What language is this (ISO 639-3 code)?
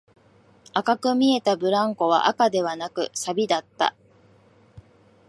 jpn